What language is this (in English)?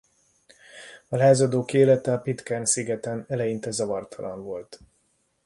Hungarian